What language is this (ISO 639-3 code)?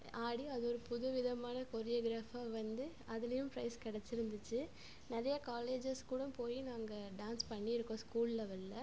tam